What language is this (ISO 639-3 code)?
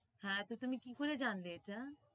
ben